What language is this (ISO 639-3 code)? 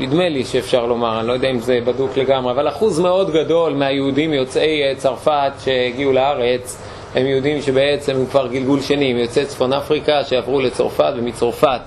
heb